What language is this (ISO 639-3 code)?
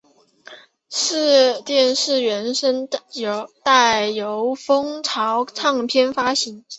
zho